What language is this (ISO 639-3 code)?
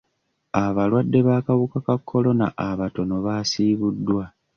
lug